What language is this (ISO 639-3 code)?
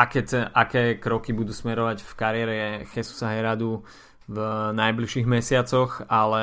slk